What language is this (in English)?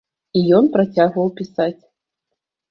Belarusian